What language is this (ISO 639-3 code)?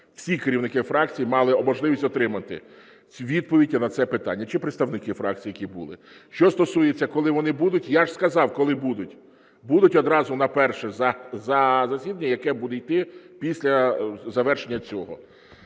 ukr